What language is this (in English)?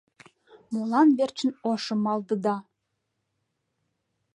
Mari